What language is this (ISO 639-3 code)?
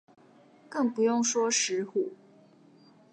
zho